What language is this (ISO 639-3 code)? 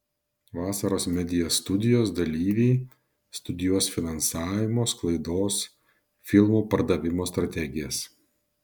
lit